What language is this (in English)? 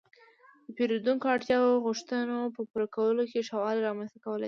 Pashto